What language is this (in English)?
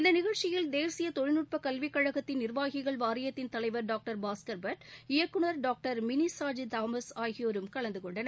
Tamil